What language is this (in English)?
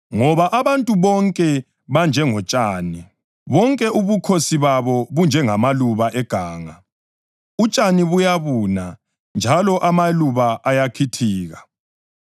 North Ndebele